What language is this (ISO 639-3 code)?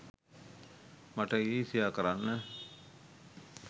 sin